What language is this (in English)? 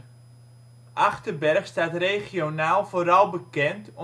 Dutch